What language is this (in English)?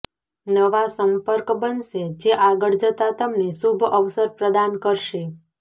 Gujarati